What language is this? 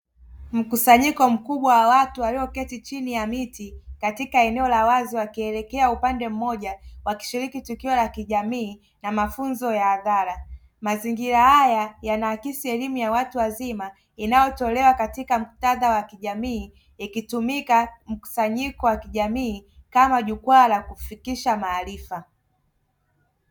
Swahili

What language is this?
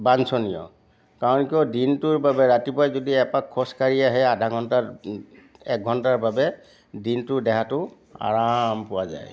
Assamese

